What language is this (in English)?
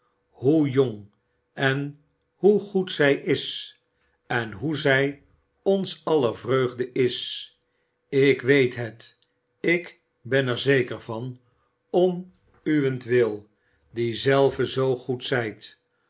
Dutch